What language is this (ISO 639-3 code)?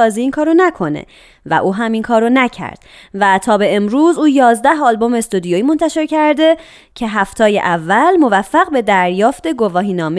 fas